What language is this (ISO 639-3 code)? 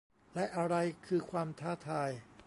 tha